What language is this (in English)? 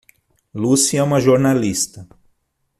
Portuguese